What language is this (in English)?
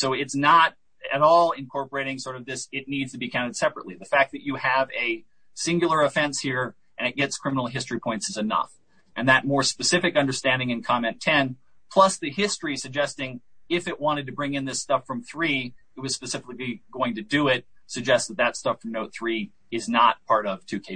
English